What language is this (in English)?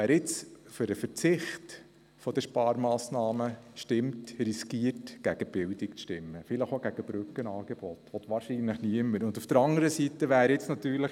Swiss German